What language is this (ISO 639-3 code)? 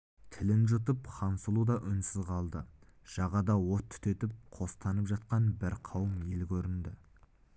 kaz